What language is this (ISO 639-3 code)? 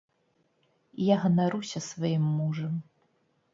bel